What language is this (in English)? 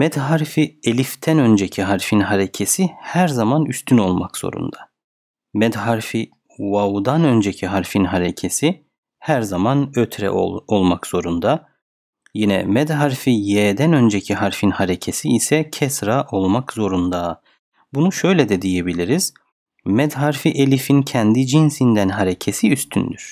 Turkish